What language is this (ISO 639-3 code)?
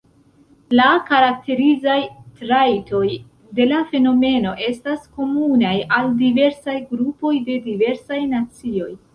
epo